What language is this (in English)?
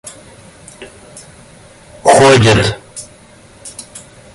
Russian